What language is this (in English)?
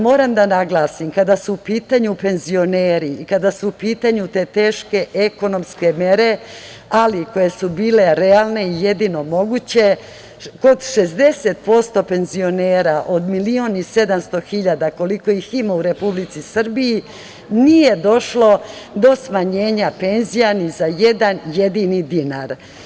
Serbian